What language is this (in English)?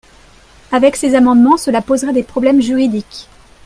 French